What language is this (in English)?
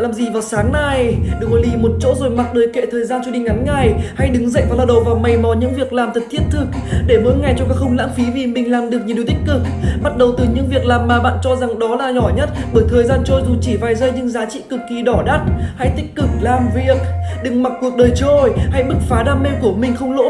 Vietnamese